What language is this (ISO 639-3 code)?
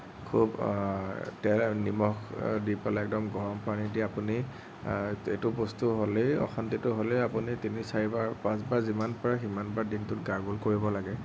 asm